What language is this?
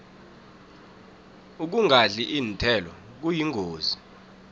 South Ndebele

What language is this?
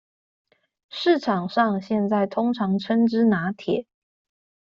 Chinese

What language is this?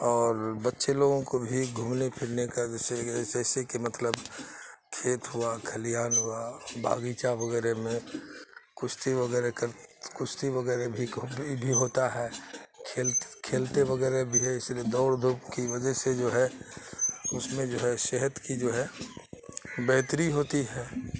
Urdu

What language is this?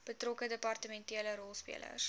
Afrikaans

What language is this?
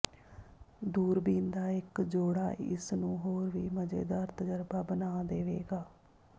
Punjabi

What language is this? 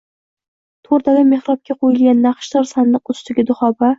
Uzbek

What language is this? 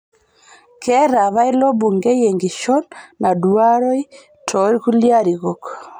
Masai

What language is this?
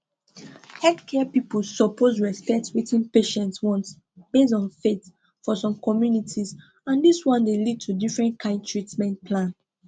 Nigerian Pidgin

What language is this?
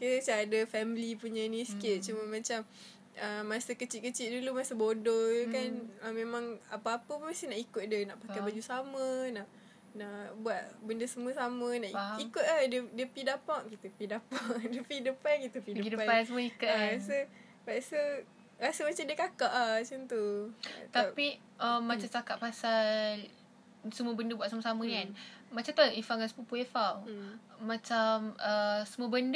Malay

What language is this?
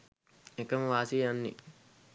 Sinhala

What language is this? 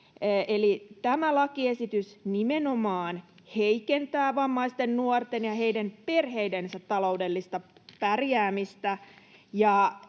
Finnish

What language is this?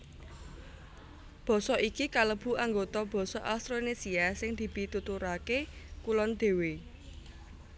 Javanese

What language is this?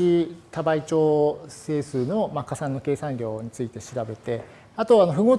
Japanese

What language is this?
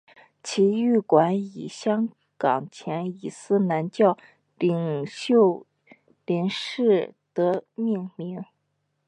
Chinese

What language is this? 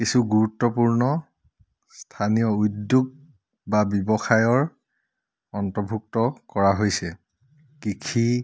Assamese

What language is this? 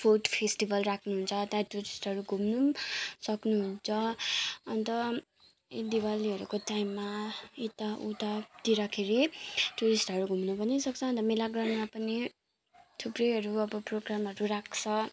Nepali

